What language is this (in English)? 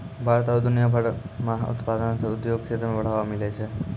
Maithili